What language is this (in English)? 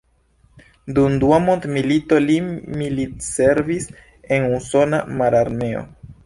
Esperanto